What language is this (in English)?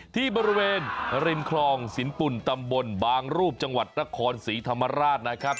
Thai